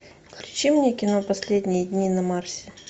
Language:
Russian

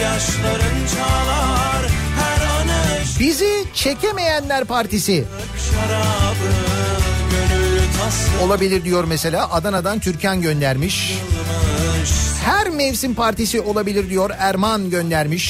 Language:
Turkish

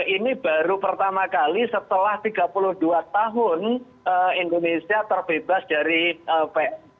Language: Indonesian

